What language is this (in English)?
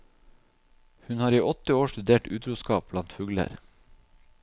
Norwegian